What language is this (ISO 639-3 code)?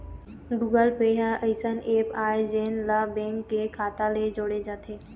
hne